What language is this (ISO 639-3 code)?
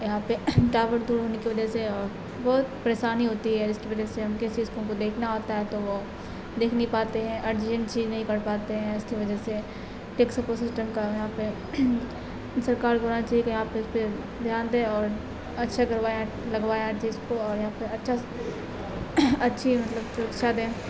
urd